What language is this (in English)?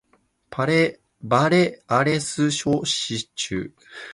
Japanese